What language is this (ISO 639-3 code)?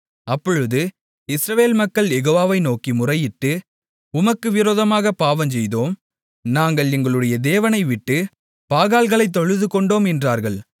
tam